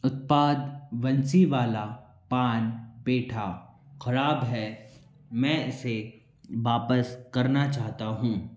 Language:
Hindi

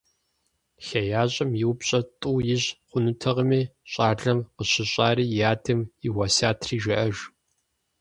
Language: Kabardian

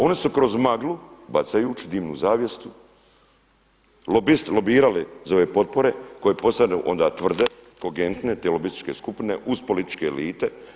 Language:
Croatian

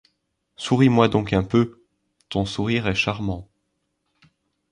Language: French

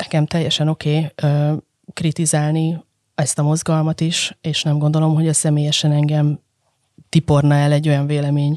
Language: Hungarian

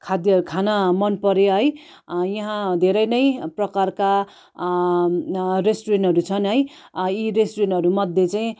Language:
Nepali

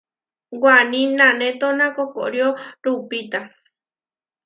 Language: Huarijio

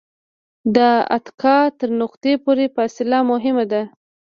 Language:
Pashto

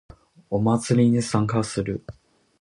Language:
Japanese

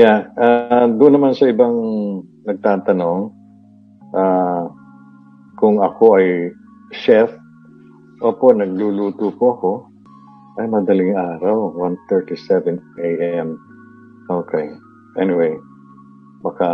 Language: Filipino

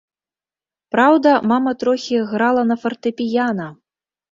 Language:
Belarusian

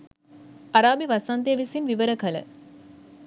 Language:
Sinhala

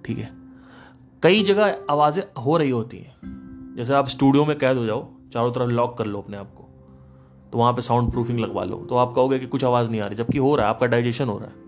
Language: Hindi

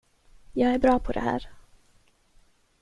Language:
Swedish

